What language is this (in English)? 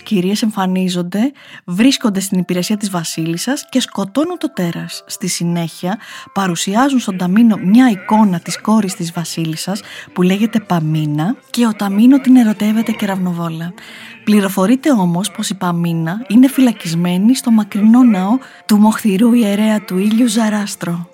Greek